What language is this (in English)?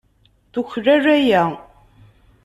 Kabyle